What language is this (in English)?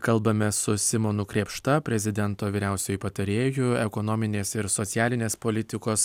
Lithuanian